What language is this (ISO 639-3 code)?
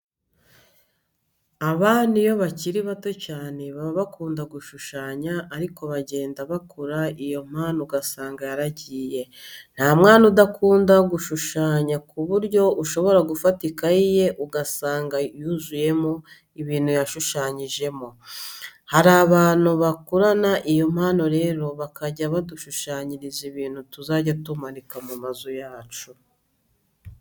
kin